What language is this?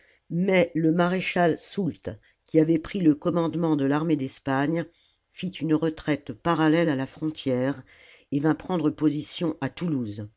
French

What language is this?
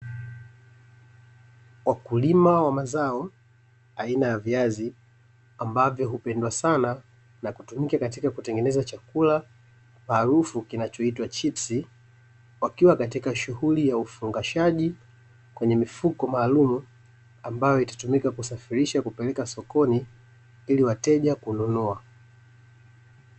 Swahili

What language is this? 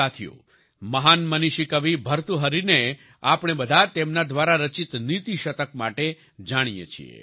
Gujarati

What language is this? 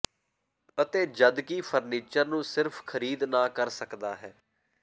Punjabi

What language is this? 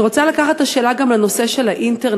Hebrew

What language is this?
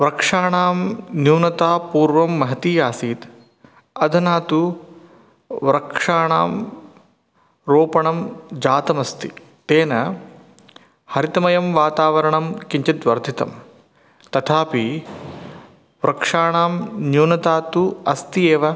Sanskrit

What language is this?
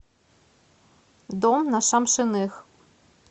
Russian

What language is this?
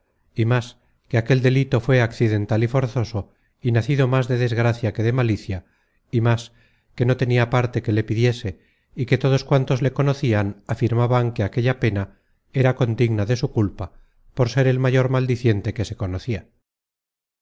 Spanish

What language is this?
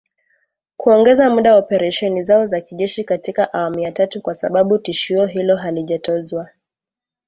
Swahili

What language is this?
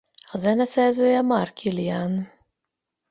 Hungarian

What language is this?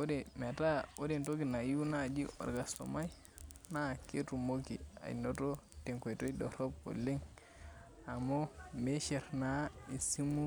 Masai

